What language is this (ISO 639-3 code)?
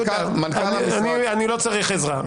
heb